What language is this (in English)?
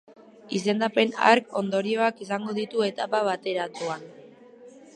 Basque